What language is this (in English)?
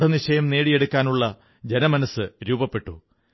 Malayalam